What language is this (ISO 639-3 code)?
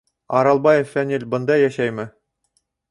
bak